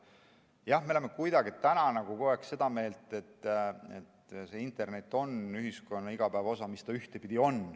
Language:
Estonian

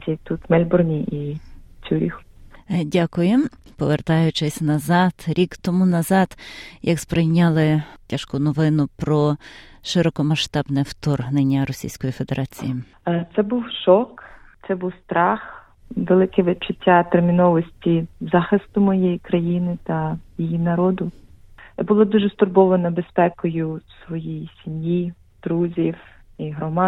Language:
Ukrainian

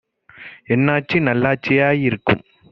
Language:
Tamil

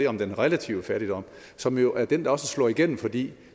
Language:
Danish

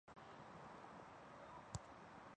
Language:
Chinese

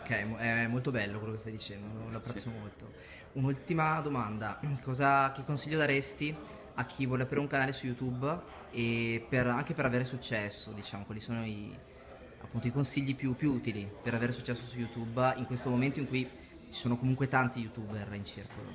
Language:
Italian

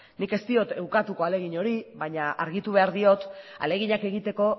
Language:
Basque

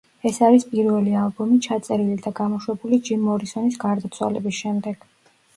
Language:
Georgian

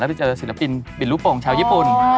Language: Thai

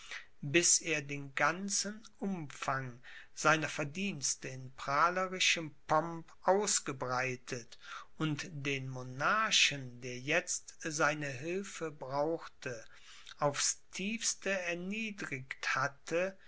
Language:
German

